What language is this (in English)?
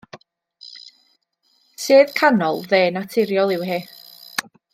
Welsh